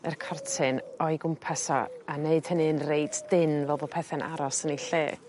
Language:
Welsh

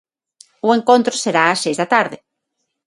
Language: Galician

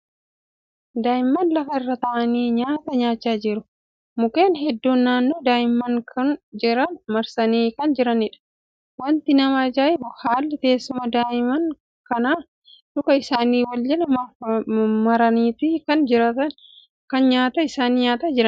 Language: Oromo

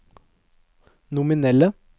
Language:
Norwegian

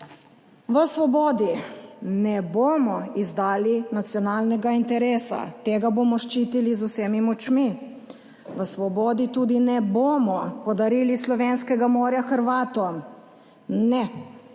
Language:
Slovenian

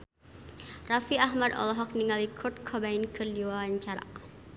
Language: Sundanese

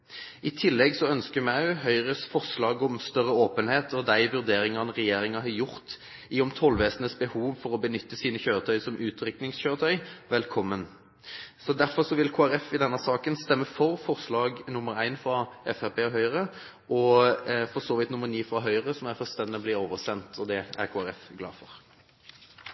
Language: Norwegian Bokmål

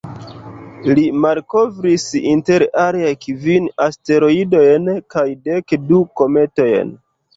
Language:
Esperanto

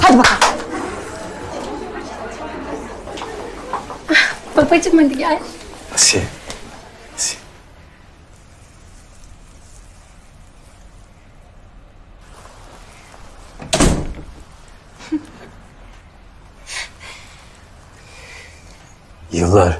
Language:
Turkish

